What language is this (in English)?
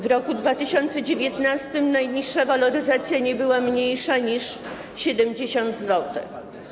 Polish